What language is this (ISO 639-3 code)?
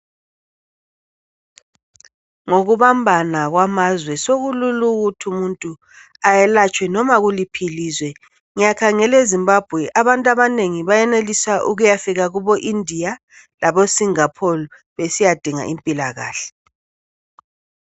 nde